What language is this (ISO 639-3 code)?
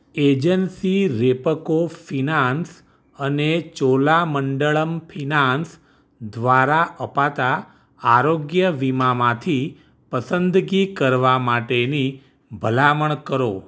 guj